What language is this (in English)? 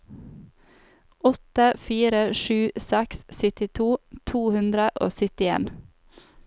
Norwegian